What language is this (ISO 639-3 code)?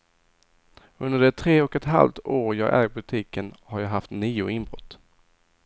swe